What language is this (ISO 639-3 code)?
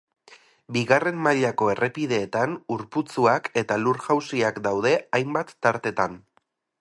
eus